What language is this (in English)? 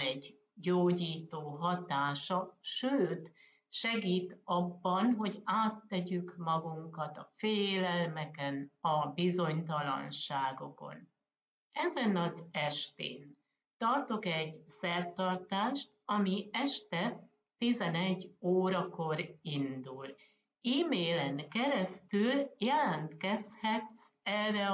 Hungarian